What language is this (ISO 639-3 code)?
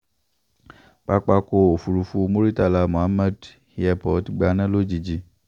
yor